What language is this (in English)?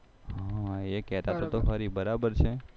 Gujarati